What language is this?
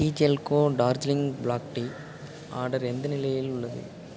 Tamil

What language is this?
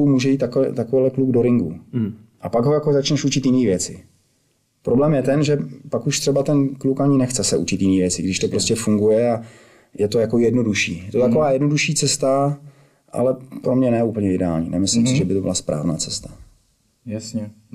Czech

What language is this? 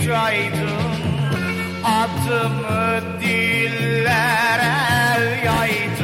Turkish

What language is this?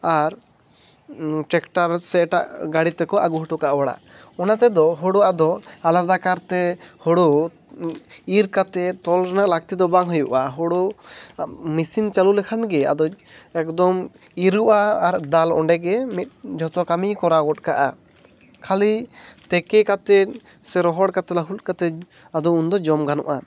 Santali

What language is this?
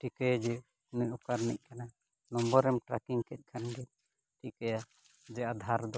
Santali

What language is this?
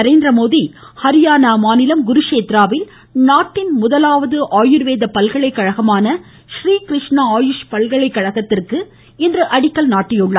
Tamil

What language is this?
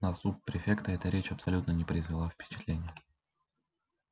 Russian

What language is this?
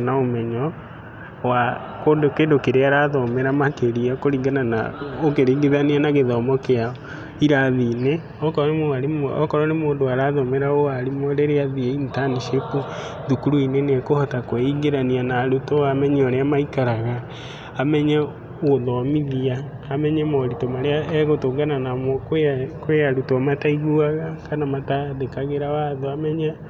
Kikuyu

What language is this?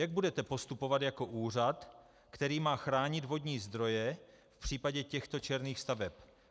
Czech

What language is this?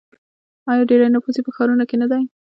Pashto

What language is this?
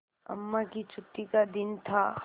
Hindi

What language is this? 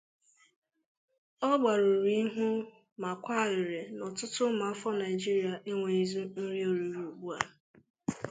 Igbo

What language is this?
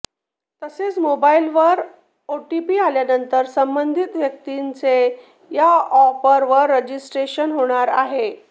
Marathi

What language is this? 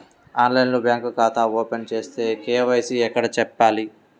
Telugu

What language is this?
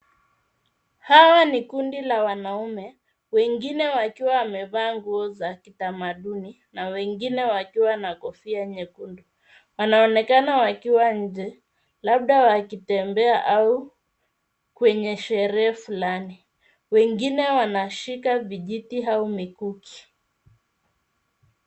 Swahili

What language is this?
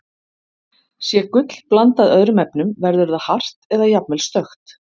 Icelandic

